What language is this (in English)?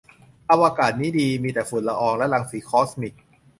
Thai